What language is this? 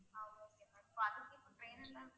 Tamil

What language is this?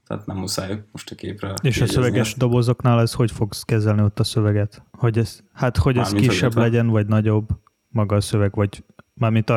Hungarian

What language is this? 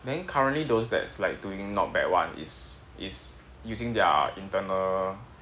English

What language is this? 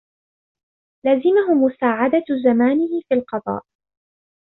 Arabic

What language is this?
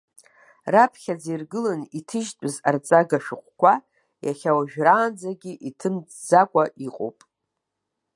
Abkhazian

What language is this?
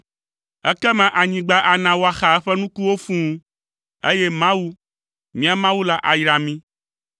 Ewe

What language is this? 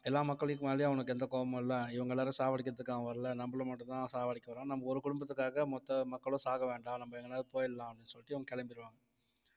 Tamil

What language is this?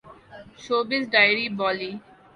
Urdu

